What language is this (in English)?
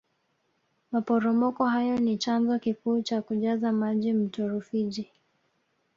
Swahili